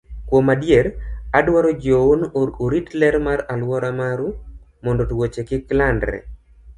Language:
Luo (Kenya and Tanzania)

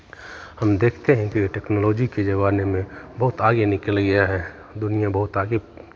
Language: Hindi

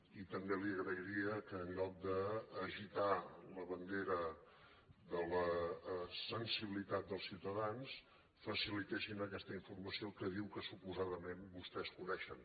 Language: Catalan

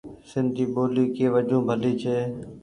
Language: Goaria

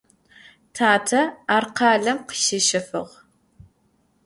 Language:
Adyghe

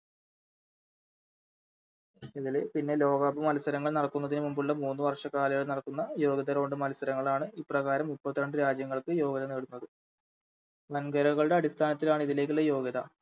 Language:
Malayalam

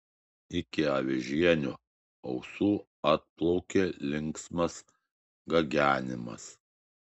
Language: Lithuanian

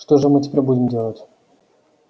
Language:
Russian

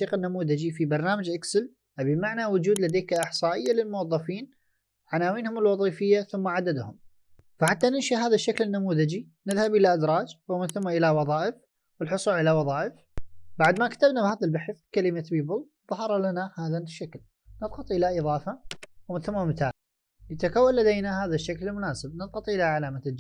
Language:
Arabic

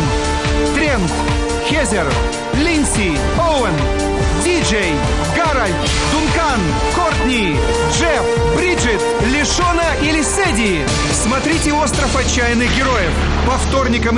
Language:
Russian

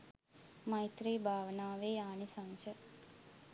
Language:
Sinhala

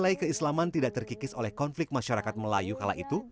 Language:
Indonesian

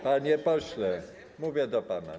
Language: Polish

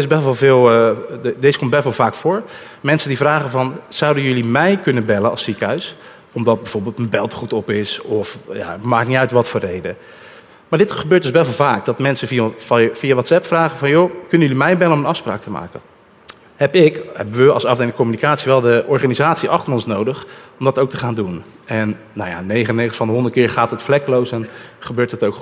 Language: Dutch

